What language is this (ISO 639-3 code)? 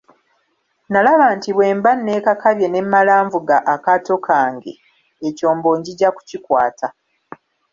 lug